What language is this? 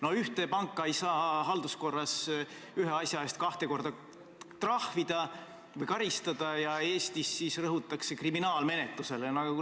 Estonian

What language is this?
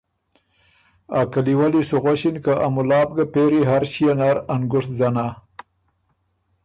Ormuri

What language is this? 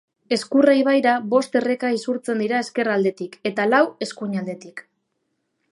Basque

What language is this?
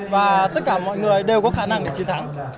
Vietnamese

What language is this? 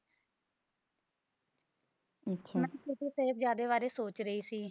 Punjabi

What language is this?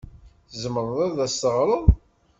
Kabyle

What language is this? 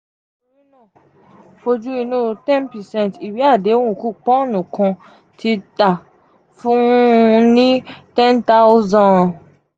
Yoruba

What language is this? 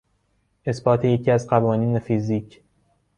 Persian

